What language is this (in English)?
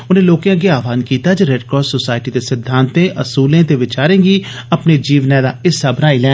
Dogri